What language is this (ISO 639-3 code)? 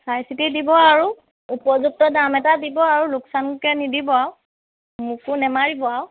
asm